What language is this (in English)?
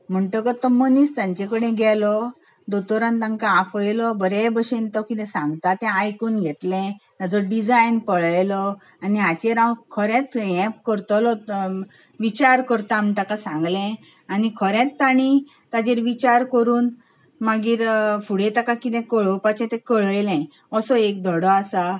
Konkani